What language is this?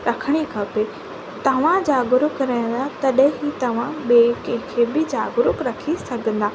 Sindhi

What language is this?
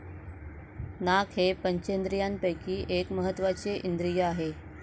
Marathi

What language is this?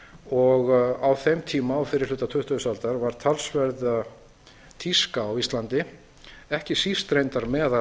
Icelandic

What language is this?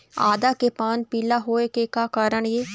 Chhattisgarhi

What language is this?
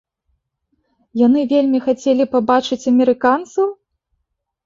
Belarusian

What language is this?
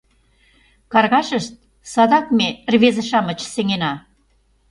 Mari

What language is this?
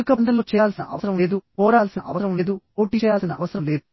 Telugu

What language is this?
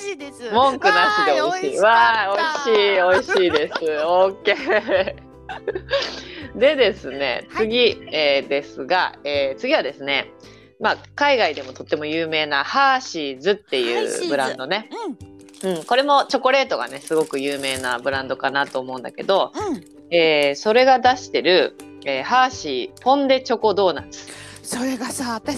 Japanese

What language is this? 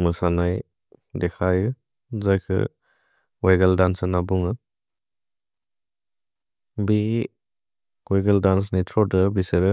Bodo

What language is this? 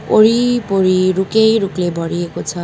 Nepali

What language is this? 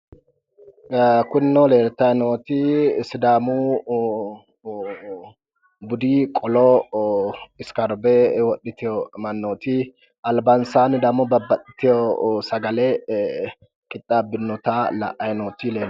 Sidamo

